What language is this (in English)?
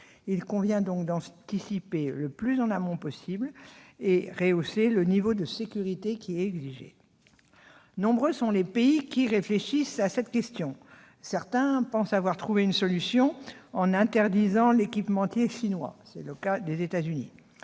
French